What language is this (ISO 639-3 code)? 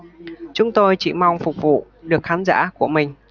vie